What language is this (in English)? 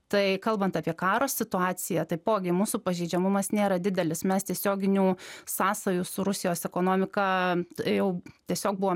Lithuanian